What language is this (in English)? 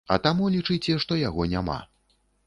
Belarusian